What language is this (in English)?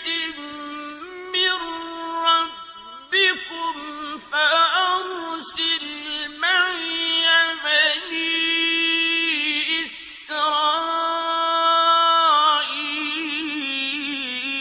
Arabic